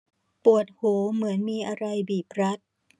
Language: Thai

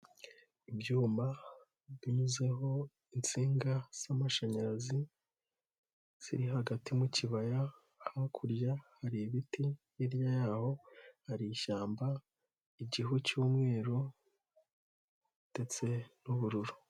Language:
Kinyarwanda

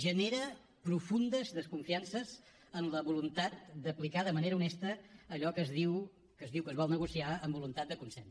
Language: Catalan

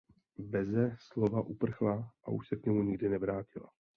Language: Czech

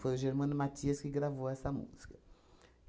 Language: Portuguese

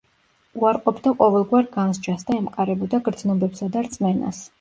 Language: Georgian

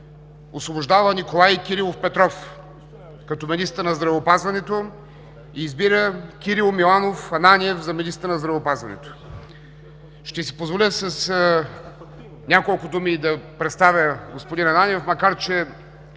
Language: Bulgarian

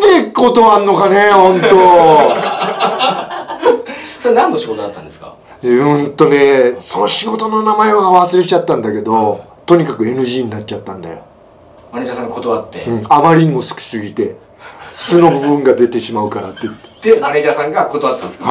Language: Japanese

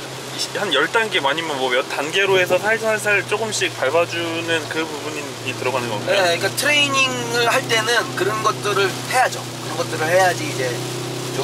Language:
Korean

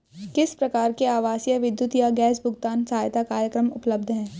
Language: Hindi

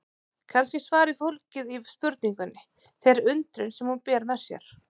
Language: Icelandic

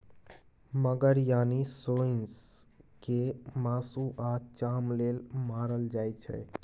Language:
Maithili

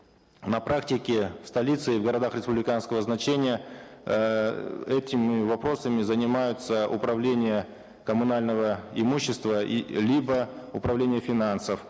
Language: Kazakh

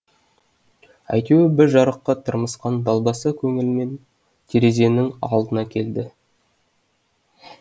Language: Kazakh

